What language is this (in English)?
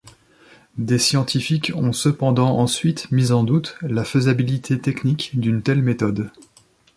French